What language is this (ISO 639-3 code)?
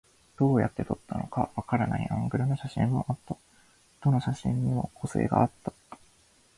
jpn